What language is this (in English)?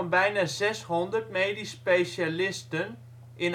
Dutch